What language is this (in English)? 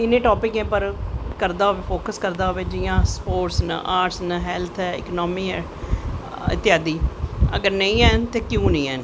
Dogri